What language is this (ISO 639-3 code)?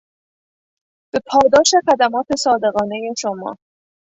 fas